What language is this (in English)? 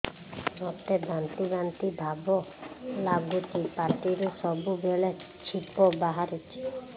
Odia